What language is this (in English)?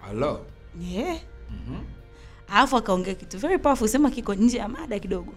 Swahili